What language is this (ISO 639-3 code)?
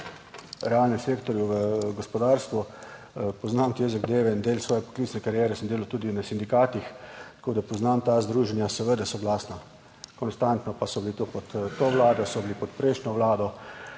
slv